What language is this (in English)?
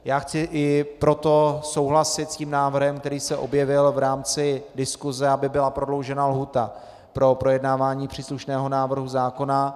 Czech